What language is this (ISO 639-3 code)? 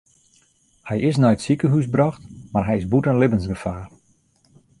fry